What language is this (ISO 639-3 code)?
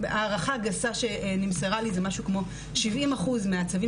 heb